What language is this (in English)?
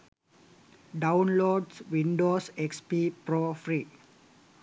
Sinhala